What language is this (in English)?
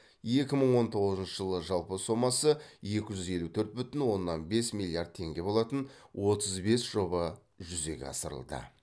Kazakh